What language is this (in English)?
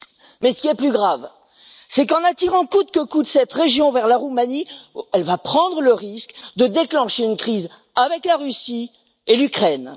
French